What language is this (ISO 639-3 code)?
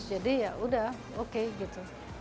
ind